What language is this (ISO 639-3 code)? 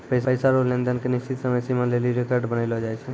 mai